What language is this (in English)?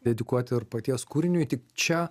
Lithuanian